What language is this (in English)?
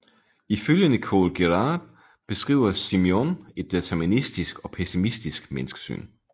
Danish